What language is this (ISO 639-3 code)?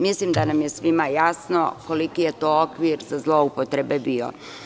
srp